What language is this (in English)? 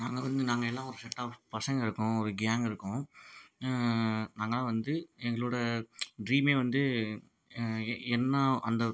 Tamil